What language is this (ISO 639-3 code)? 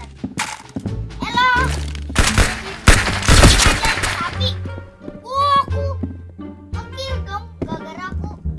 ind